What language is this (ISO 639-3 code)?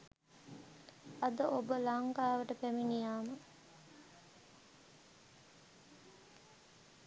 sin